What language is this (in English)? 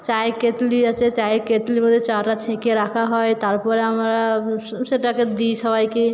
Bangla